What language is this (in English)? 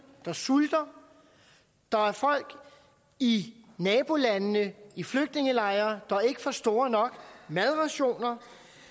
Danish